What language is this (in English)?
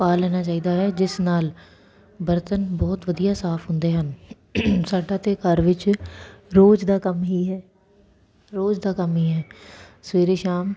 Punjabi